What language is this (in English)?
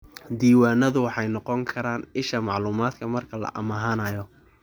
Somali